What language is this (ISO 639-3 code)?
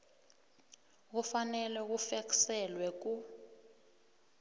nbl